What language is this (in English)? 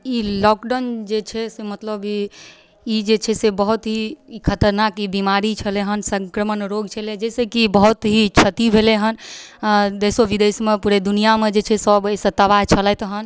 Maithili